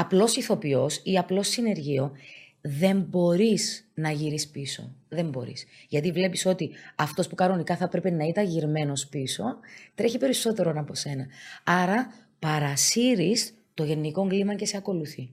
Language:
Greek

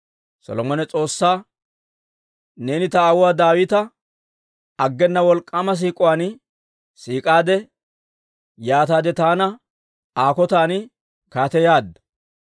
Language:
Dawro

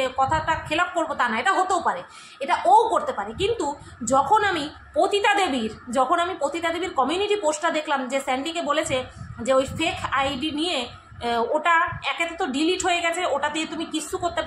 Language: Hindi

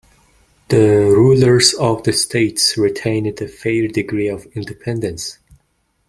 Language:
English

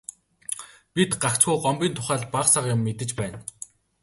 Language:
Mongolian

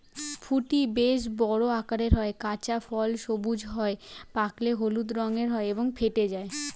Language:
Bangla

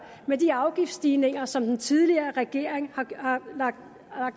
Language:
Danish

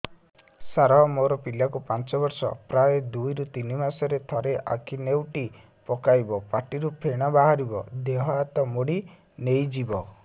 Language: Odia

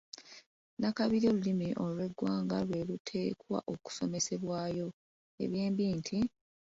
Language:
Ganda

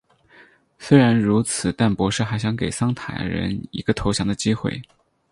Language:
Chinese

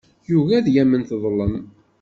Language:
Kabyle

